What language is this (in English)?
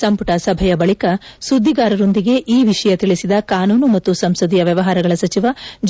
Kannada